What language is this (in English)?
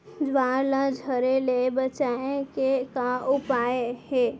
Chhattisgarhi